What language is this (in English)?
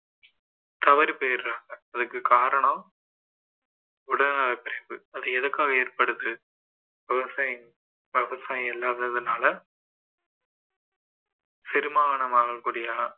Tamil